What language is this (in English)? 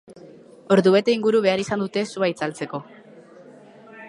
Basque